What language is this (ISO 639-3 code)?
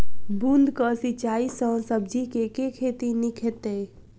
mai